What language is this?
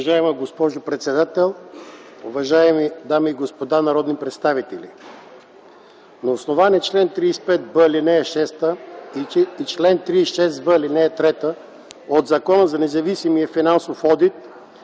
Bulgarian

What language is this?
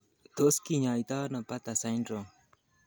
Kalenjin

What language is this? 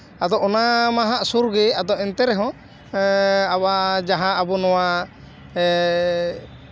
Santali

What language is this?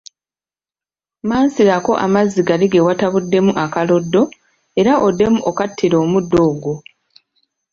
Ganda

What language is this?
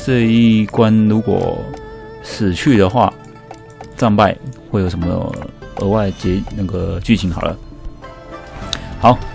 Chinese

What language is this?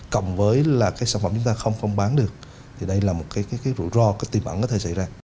Vietnamese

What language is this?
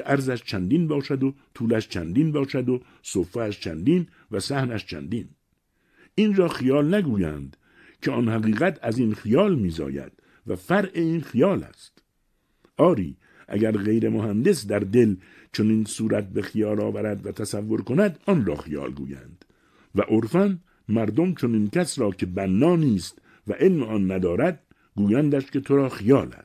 Persian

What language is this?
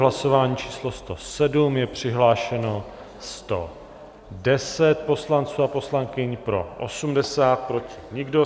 Czech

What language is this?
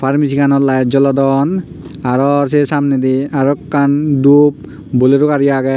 Chakma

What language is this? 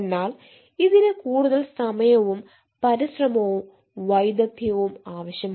Malayalam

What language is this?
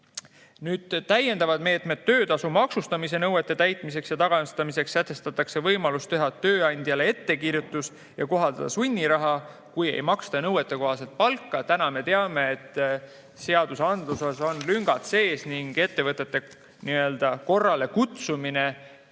Estonian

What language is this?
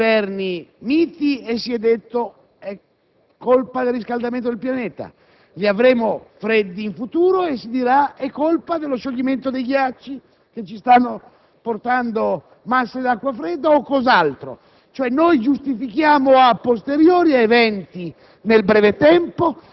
Italian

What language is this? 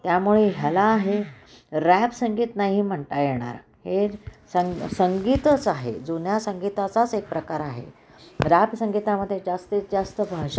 Marathi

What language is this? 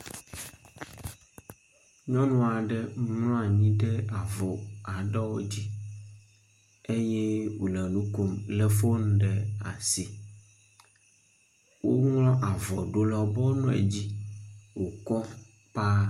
Ewe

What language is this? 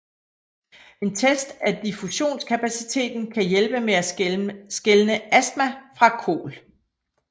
Danish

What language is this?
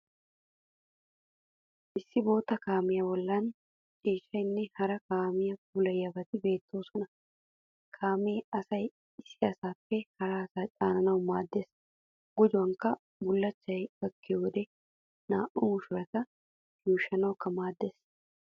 Wolaytta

